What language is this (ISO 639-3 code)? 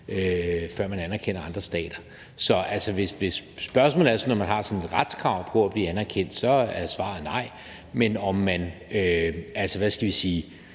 dan